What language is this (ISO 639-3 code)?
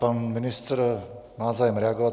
ces